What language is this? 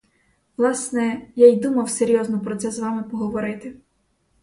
Ukrainian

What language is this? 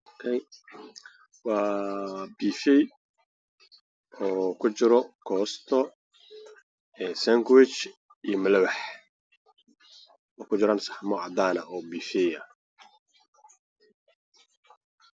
Somali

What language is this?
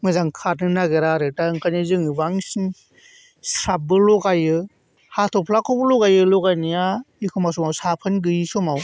Bodo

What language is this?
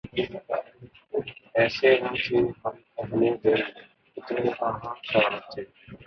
Urdu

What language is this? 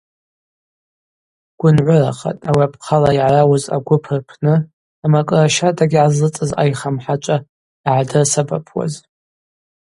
Abaza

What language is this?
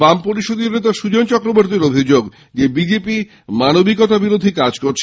Bangla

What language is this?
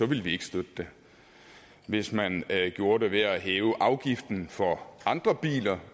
Danish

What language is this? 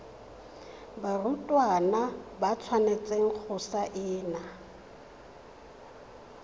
Tswana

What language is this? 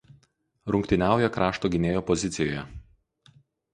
Lithuanian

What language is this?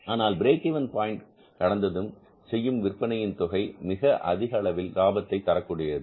Tamil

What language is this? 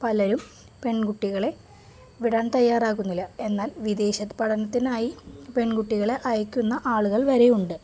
Malayalam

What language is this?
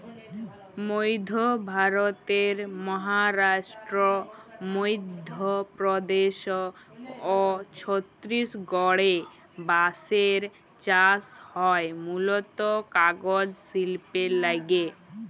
Bangla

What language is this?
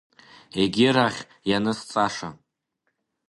Abkhazian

